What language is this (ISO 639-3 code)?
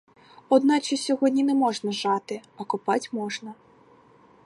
ukr